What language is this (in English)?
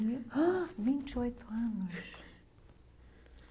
Portuguese